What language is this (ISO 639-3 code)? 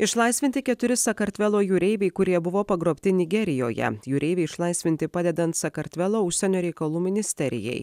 lit